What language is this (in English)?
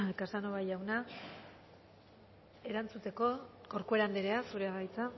Basque